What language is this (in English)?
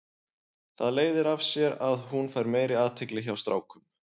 Icelandic